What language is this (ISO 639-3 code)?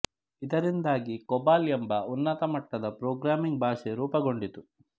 kan